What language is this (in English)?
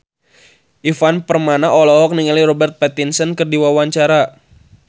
Sundanese